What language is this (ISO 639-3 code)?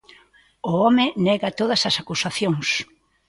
glg